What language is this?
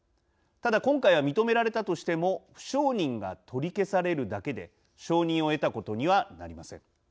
Japanese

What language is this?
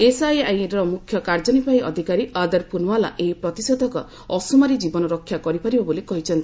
Odia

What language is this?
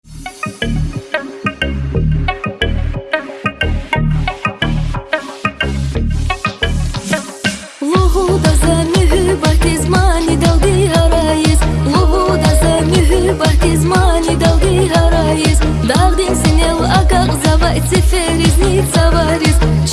Azerbaijani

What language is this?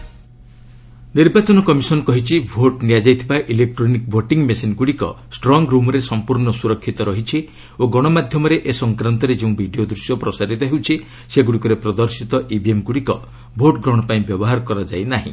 Odia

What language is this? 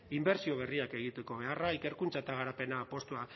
Basque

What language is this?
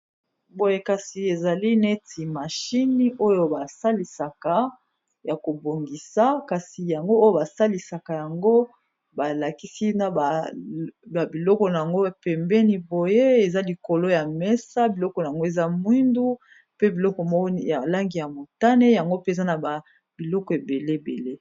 Lingala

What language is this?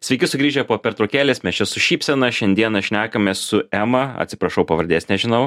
Lithuanian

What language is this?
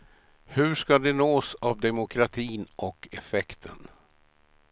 Swedish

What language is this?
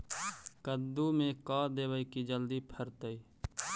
Magahi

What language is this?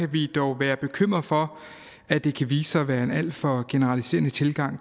Danish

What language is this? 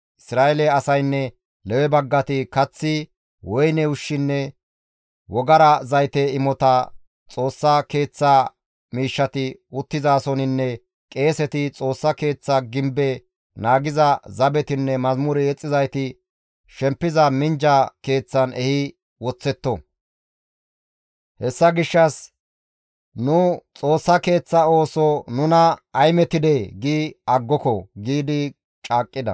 Gamo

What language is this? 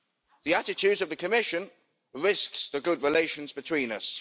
English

